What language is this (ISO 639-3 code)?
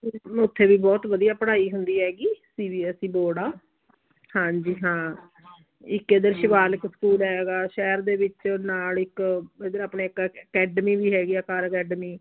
pan